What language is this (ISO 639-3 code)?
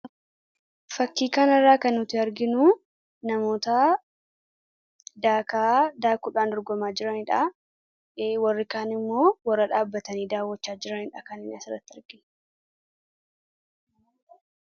orm